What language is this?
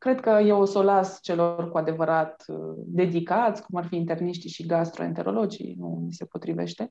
Romanian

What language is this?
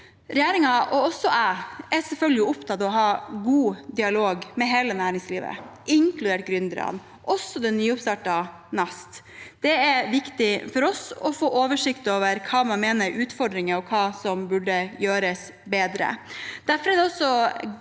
Norwegian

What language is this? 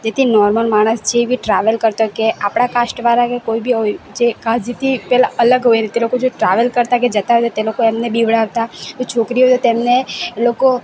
Gujarati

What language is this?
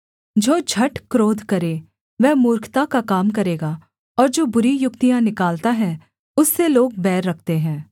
Hindi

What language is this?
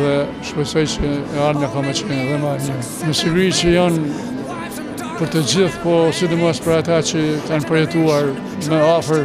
Romanian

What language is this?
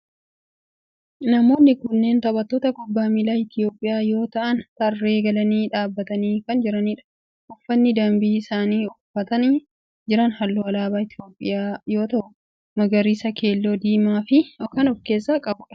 Oromo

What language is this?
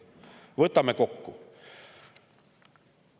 Estonian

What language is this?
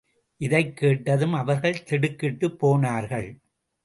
Tamil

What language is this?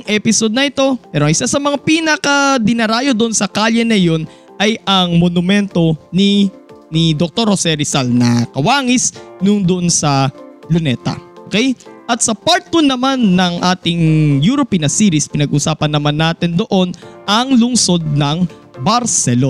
Filipino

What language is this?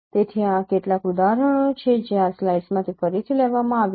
Gujarati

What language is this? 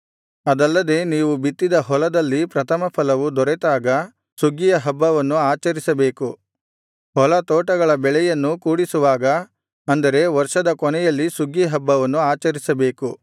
Kannada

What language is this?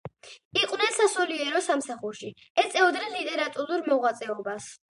Georgian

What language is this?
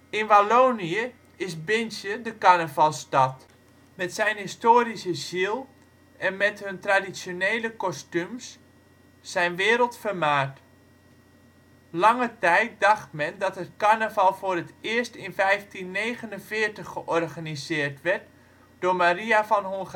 Dutch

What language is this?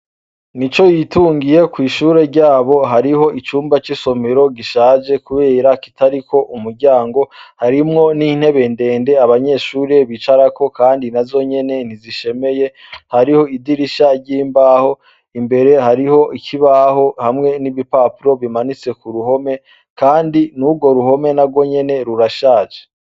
Rundi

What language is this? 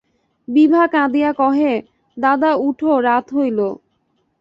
Bangla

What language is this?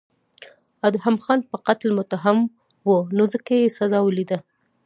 Pashto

